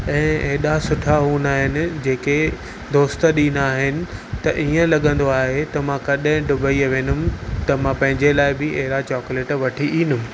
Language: Sindhi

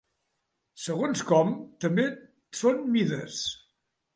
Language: Catalan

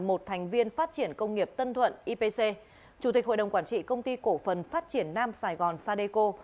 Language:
Vietnamese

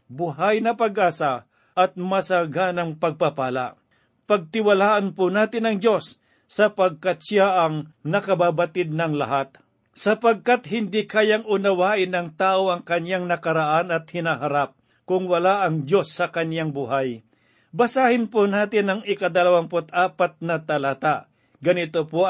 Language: Filipino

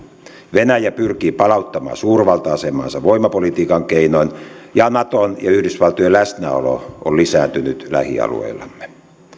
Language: Finnish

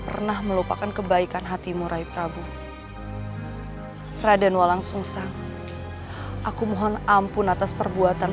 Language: Indonesian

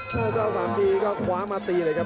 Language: Thai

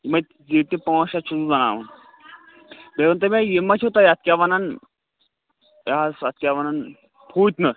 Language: Kashmiri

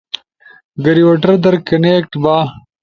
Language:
Ushojo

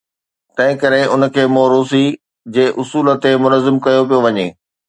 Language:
Sindhi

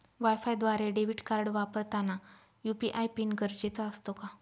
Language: Marathi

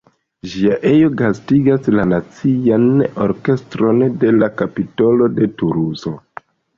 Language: Esperanto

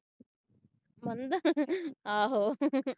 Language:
Punjabi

